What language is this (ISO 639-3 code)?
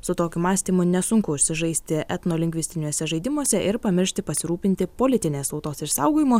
lit